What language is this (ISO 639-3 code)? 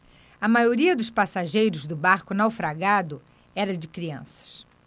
por